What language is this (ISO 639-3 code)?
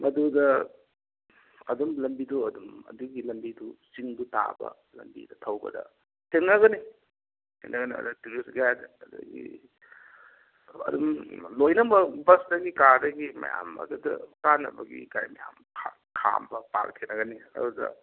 mni